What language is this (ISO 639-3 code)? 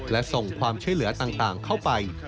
tha